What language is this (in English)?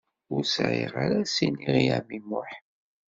Kabyle